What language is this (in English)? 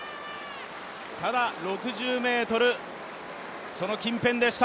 Japanese